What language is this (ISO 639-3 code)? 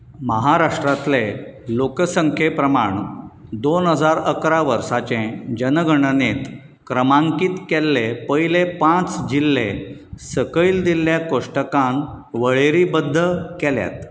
kok